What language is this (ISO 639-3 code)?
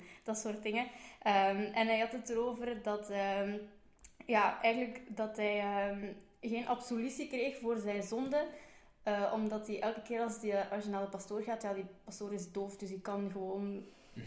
nld